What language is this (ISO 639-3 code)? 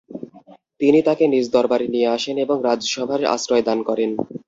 ben